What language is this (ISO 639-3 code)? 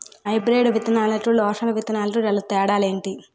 tel